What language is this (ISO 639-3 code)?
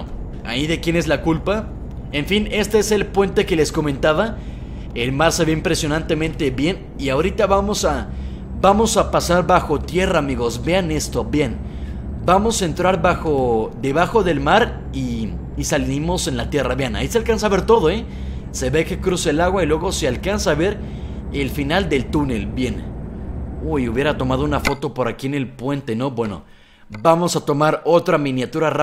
spa